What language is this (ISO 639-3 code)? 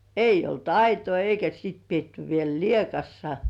fin